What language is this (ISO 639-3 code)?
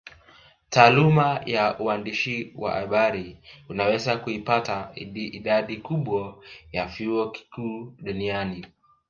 swa